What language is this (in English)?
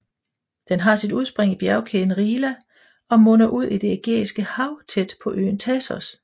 Danish